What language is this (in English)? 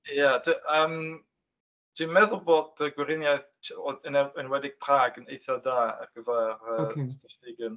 Welsh